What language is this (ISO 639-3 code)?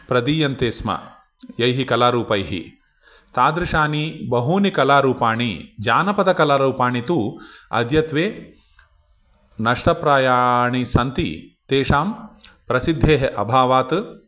san